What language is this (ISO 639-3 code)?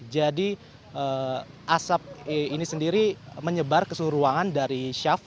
ind